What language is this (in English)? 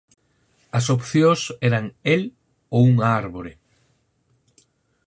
Galician